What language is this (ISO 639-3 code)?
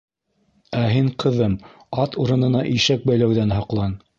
bak